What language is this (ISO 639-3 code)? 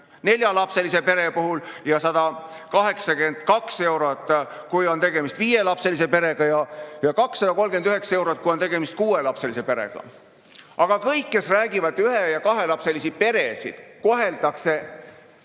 est